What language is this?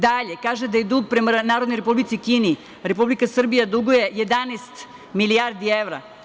Serbian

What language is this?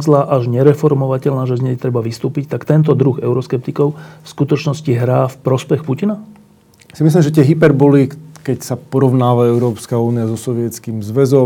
Slovak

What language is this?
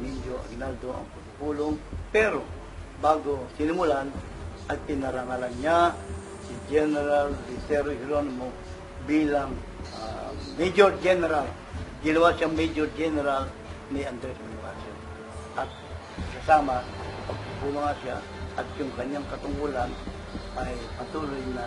Filipino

